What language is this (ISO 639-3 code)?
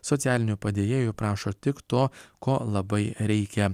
lit